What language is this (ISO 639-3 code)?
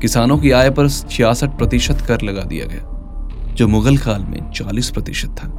hin